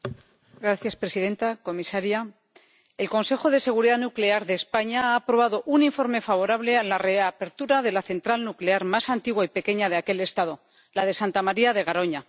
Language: Spanish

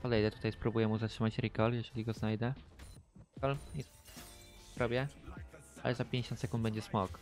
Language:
Polish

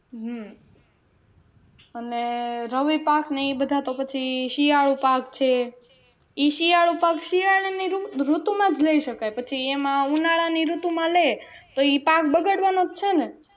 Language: Gujarati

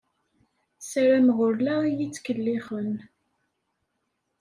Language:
Kabyle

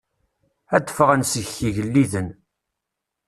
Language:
Kabyle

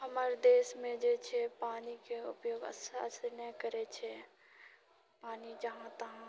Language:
Maithili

